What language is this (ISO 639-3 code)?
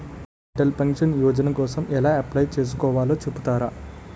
tel